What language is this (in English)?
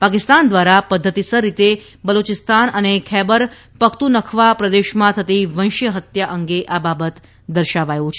Gujarati